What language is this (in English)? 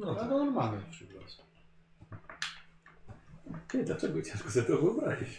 Polish